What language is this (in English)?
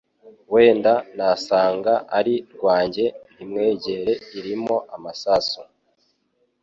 Kinyarwanda